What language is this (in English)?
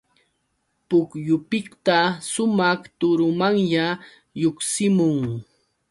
Yauyos Quechua